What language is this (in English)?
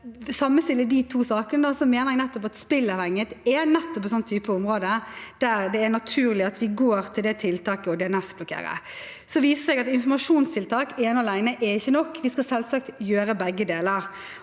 Norwegian